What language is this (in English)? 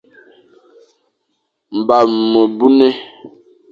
Fang